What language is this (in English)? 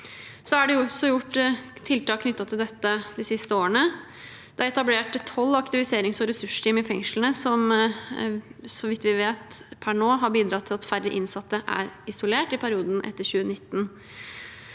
Norwegian